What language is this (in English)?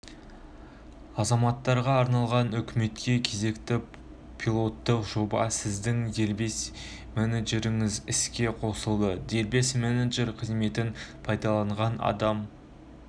Kazakh